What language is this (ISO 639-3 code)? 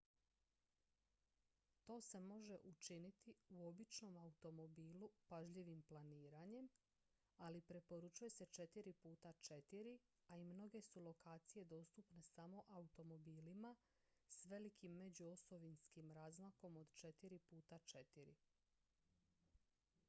hrv